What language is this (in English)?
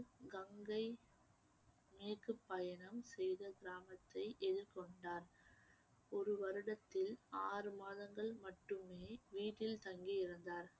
Tamil